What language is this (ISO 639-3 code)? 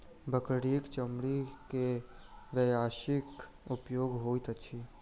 mai